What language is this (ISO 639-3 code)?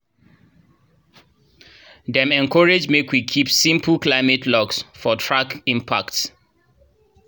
pcm